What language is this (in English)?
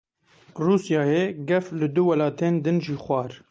Kurdish